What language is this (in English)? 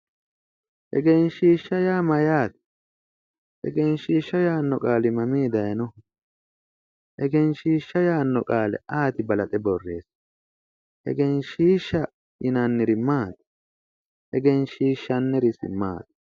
Sidamo